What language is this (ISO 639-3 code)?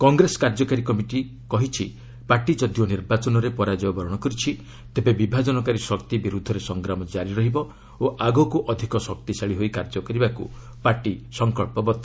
ori